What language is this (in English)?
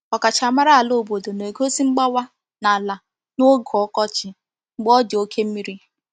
Igbo